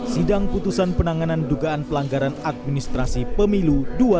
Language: Indonesian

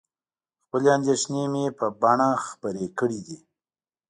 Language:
Pashto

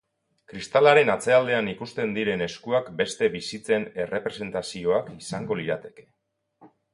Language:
Basque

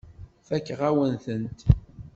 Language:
Kabyle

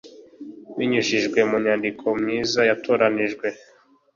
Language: Kinyarwanda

